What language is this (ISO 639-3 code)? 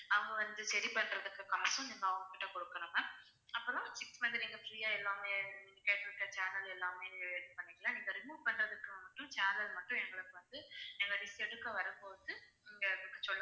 tam